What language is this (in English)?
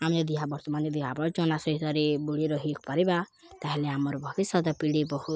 Odia